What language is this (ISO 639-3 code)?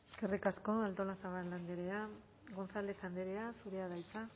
eus